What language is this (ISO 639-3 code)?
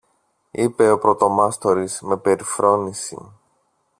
ell